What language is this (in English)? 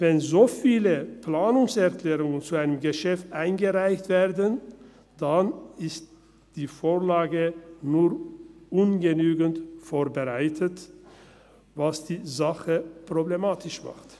Swiss German